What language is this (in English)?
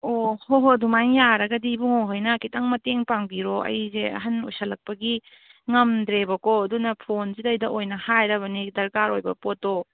Manipuri